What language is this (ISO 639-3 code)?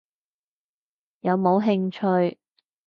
yue